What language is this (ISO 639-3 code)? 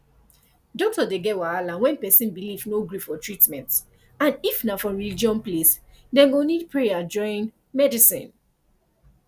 pcm